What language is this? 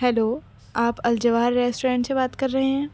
Urdu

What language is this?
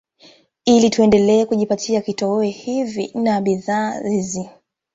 Swahili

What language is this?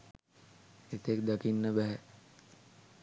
Sinhala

